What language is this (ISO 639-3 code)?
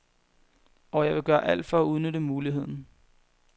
dan